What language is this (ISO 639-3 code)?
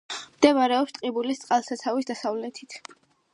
kat